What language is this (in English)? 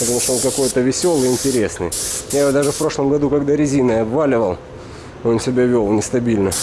Russian